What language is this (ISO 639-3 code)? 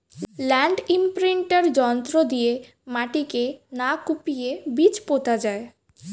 ben